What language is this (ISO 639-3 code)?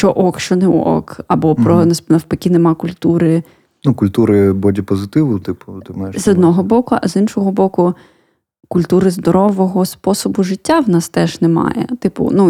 ukr